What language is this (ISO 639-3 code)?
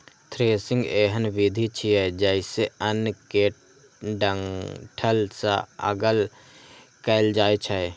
mai